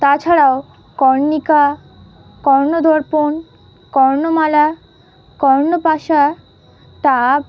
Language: Bangla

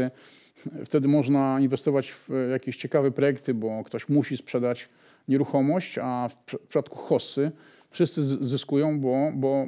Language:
Polish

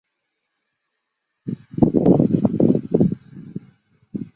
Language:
Chinese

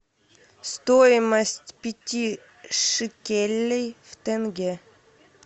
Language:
Russian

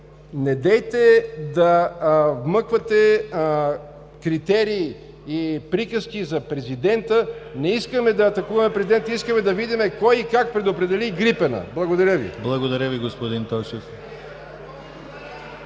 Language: Bulgarian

